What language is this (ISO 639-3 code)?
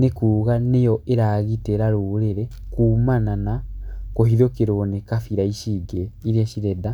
kik